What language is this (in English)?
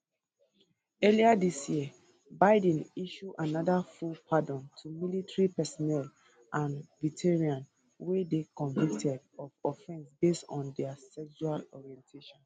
Nigerian Pidgin